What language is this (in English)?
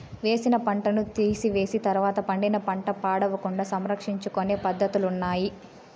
Telugu